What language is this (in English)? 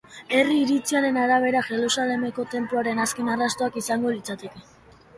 Basque